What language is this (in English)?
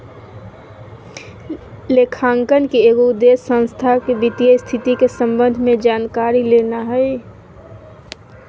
Magahi